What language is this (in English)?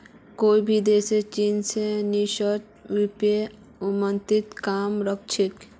Magahi